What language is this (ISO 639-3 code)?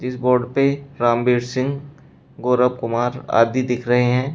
hin